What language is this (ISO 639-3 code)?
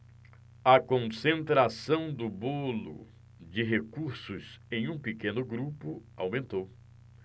por